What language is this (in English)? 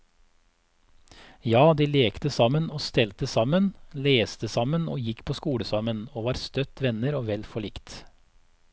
Norwegian